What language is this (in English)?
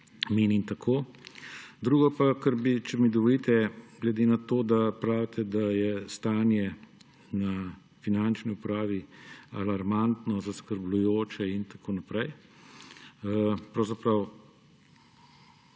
Slovenian